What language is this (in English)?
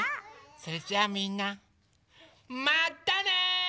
Japanese